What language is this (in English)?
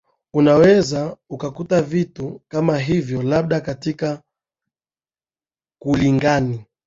Swahili